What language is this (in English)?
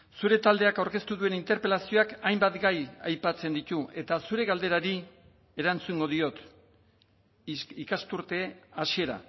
Basque